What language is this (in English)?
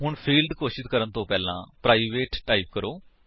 Punjabi